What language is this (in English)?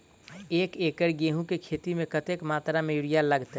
Maithili